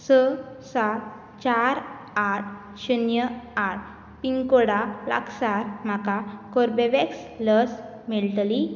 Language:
Konkani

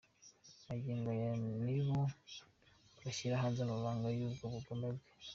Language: Kinyarwanda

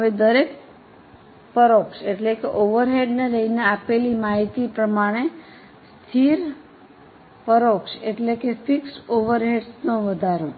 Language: Gujarati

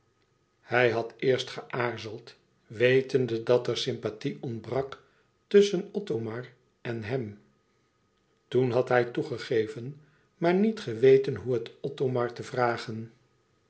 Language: Dutch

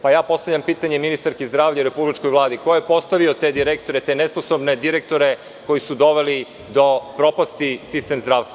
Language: Serbian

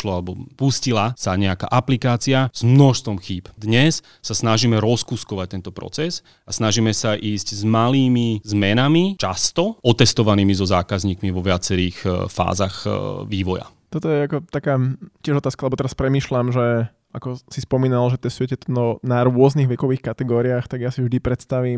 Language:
Slovak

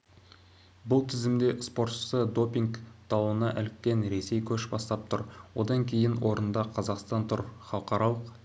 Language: Kazakh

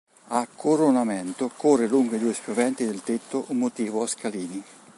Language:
Italian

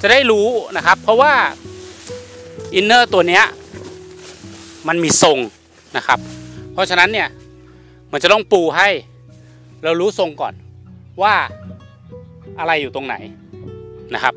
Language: Thai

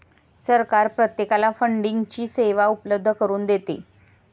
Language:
Marathi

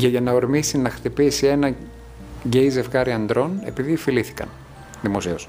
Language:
Greek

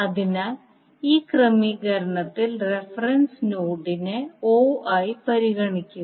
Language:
Malayalam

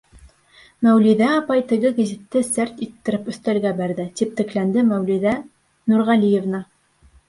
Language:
Bashkir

